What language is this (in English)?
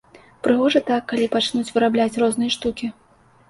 Belarusian